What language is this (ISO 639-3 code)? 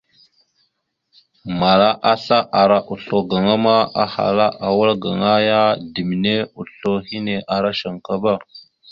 mxu